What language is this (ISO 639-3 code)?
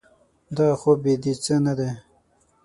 pus